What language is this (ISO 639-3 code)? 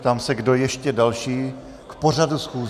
ces